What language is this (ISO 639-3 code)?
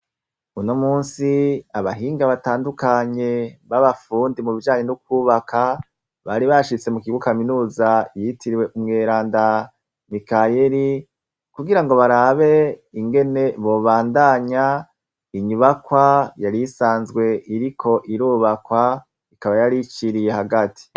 run